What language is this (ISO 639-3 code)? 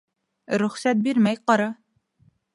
bak